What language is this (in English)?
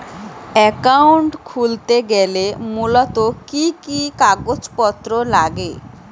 Bangla